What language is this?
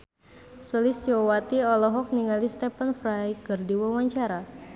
Sundanese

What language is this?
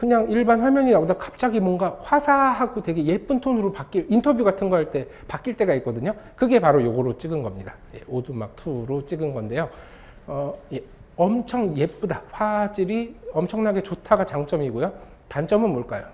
Korean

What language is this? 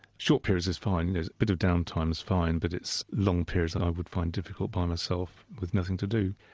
English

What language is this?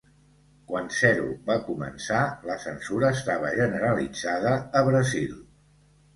Catalan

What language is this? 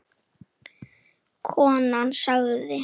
Icelandic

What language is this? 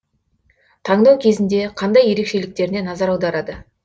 Kazakh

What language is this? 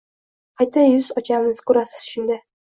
Uzbek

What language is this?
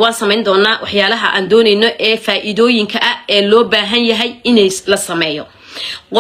Arabic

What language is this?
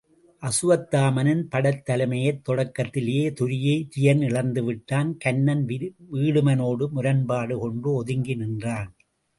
Tamil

